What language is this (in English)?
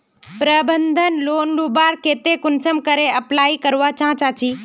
Magahi